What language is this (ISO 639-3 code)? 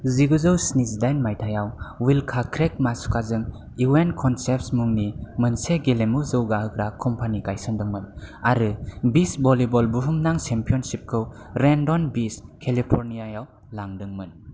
brx